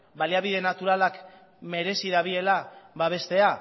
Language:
Basque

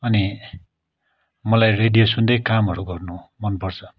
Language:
Nepali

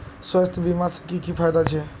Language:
Magahi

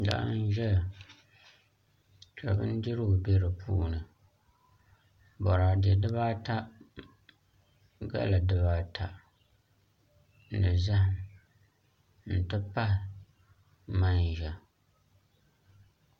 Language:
Dagbani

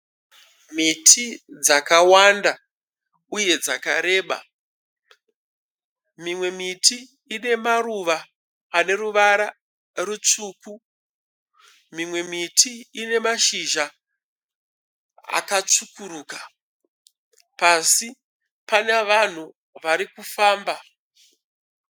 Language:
Shona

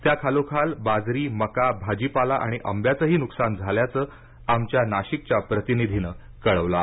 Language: Marathi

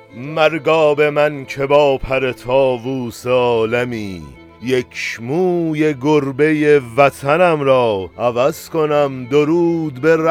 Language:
Persian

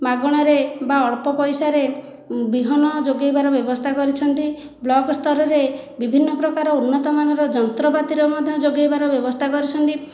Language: Odia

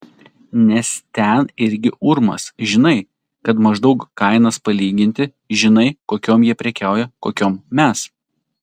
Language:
Lithuanian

